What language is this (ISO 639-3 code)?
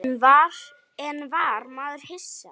isl